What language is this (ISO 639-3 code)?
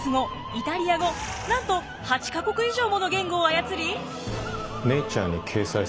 jpn